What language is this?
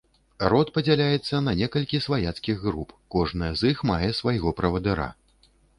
Belarusian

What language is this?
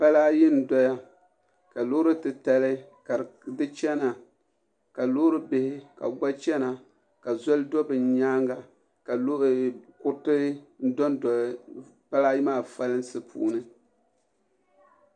Dagbani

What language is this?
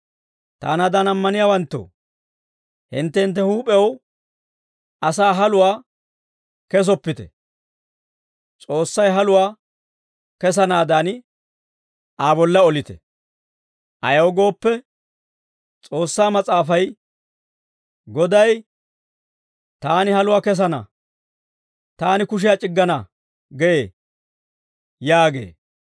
Dawro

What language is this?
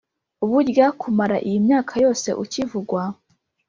Kinyarwanda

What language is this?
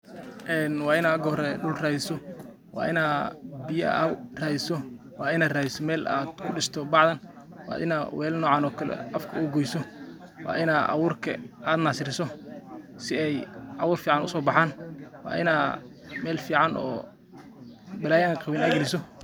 Somali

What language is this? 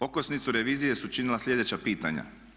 Croatian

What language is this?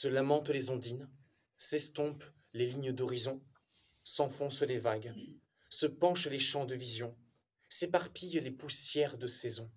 French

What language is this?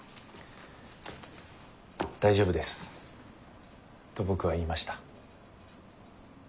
Japanese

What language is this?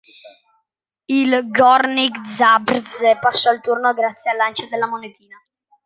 Italian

